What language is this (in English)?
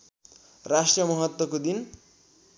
Nepali